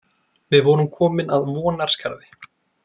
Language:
Icelandic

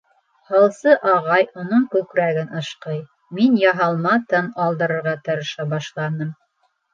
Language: Bashkir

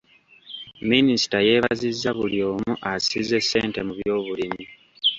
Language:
Ganda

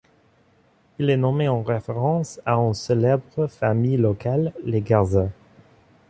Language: French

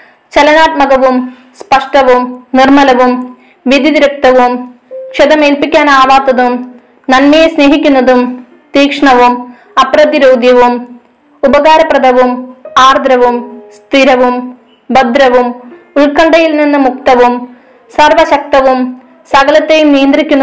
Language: Malayalam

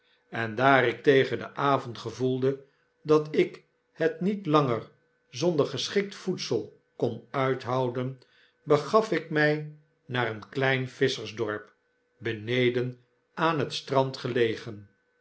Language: Dutch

